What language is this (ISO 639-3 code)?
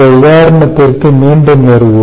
tam